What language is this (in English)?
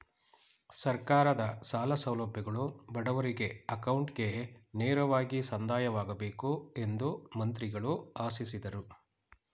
Kannada